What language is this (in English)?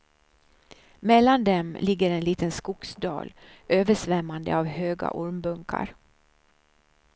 Swedish